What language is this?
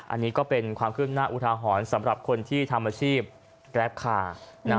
Thai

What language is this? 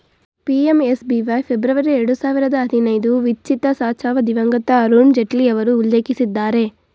Kannada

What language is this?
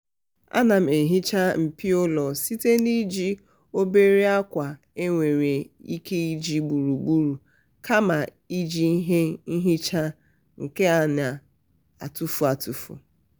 Igbo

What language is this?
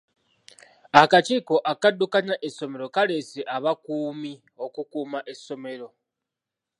Ganda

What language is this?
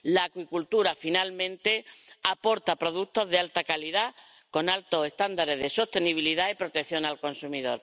Spanish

